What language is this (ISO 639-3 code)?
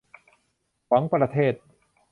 tha